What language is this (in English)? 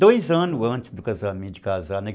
Portuguese